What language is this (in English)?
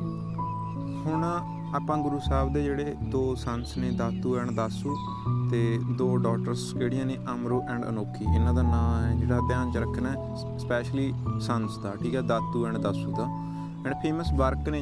Punjabi